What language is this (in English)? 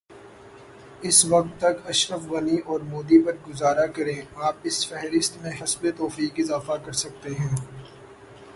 Urdu